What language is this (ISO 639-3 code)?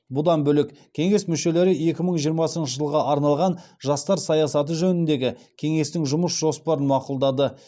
kaz